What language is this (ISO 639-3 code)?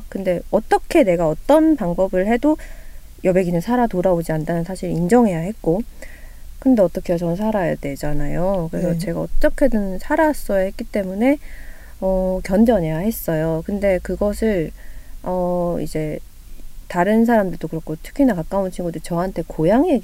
kor